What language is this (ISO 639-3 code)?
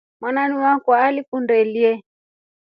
rof